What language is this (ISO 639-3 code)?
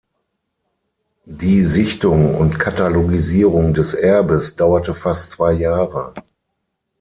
deu